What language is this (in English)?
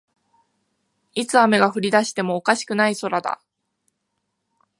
Japanese